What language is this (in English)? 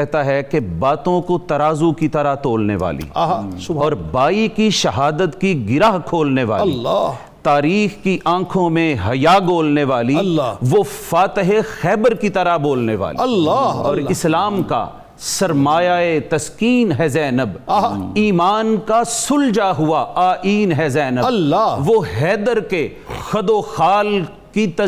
Urdu